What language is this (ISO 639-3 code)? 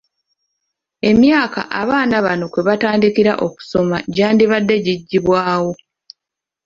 lug